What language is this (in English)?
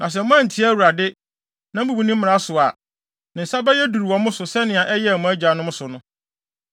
Akan